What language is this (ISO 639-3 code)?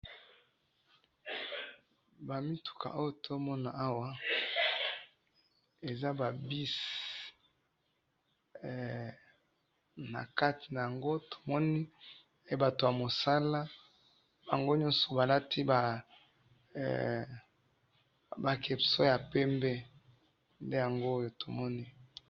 lin